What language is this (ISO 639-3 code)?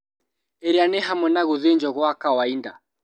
kik